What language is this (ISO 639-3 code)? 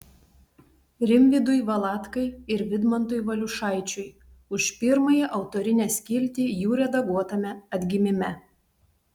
lit